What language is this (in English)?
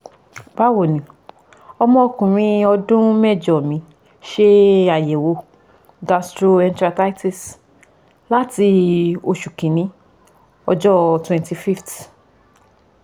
Yoruba